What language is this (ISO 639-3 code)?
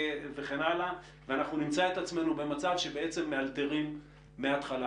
heb